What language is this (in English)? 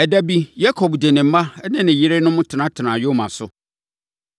Akan